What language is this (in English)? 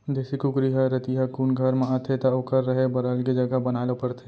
Chhattisgarhi